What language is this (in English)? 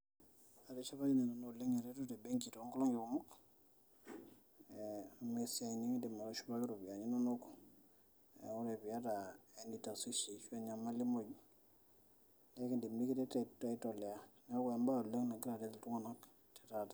Masai